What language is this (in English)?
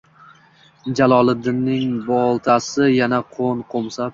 Uzbek